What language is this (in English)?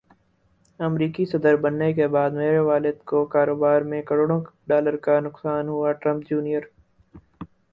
Urdu